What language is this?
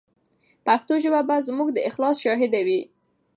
Pashto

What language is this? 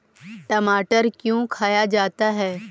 Magahi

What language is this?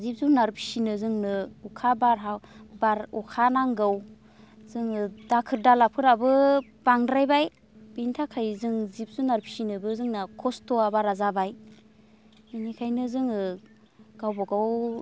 Bodo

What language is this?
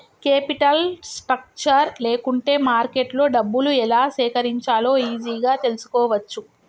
Telugu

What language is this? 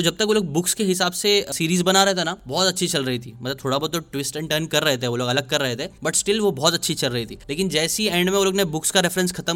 Hindi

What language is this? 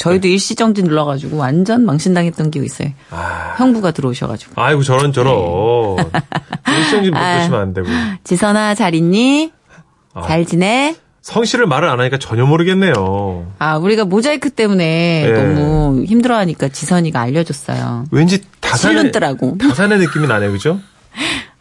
Korean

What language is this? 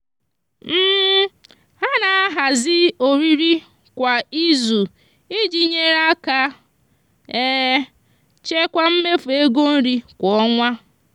Igbo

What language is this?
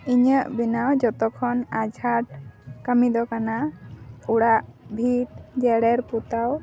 Santali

